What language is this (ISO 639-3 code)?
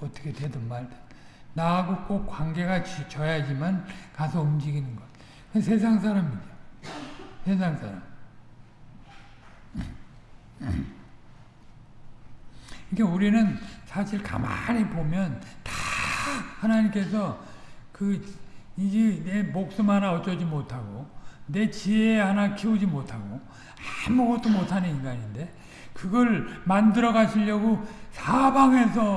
kor